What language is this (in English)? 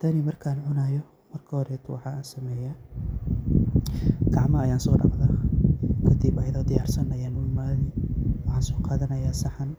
Somali